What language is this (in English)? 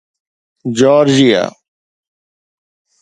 Sindhi